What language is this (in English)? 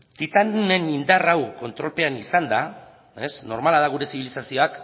Basque